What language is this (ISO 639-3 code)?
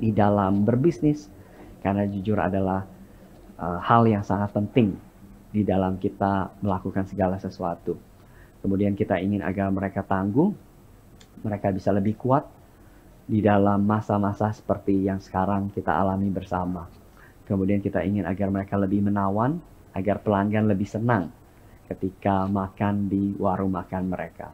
ind